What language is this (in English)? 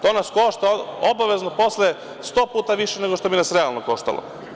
Serbian